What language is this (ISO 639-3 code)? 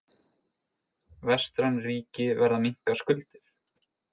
isl